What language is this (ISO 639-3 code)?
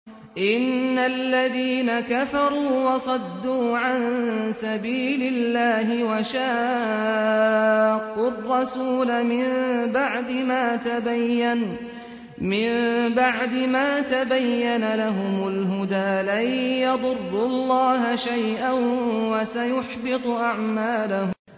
ara